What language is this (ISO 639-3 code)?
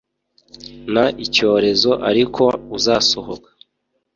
kin